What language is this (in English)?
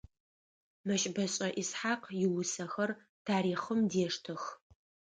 Adyghe